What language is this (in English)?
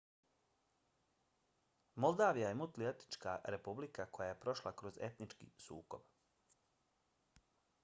Bosnian